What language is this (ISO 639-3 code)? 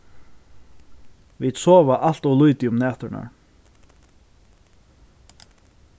fao